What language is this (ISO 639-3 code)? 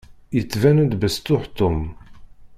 kab